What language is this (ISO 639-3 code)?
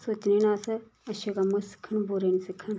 doi